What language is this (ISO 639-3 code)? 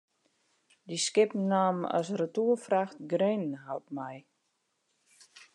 fry